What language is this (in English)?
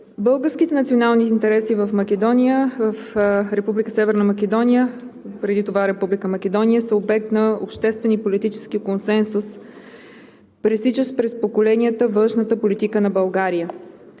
Bulgarian